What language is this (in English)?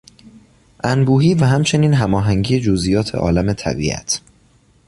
Persian